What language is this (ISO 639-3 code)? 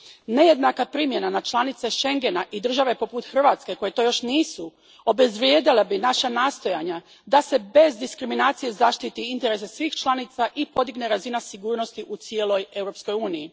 hrv